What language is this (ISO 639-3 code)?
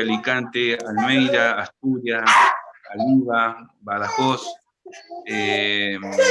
spa